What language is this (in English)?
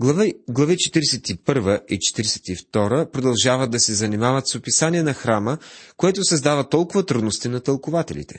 Bulgarian